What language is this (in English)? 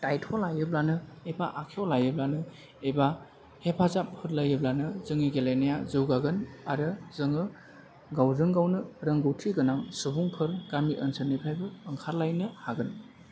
Bodo